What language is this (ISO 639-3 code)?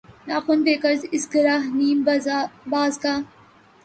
urd